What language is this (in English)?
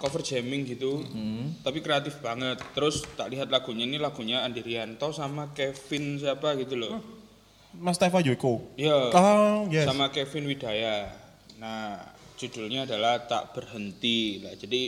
Indonesian